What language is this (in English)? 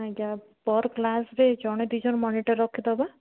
Odia